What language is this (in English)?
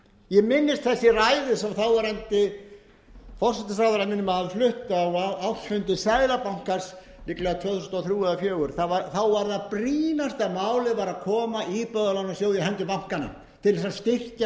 Icelandic